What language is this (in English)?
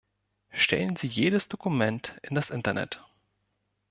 German